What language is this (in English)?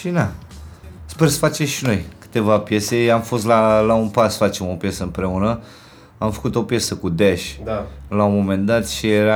Romanian